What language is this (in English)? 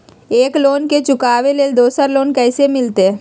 Magahi